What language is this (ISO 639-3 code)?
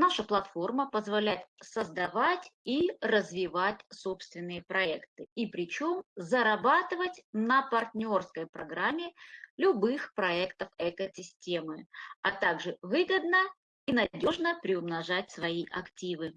rus